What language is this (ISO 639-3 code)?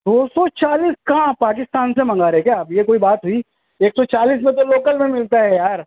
urd